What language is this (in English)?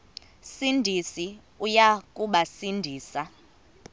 Xhosa